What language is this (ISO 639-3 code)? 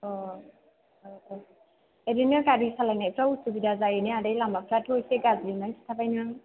brx